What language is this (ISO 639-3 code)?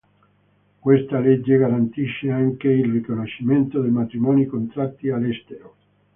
ita